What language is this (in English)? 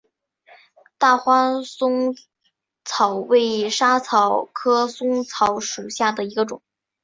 Chinese